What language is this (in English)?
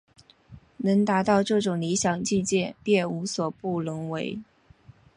Chinese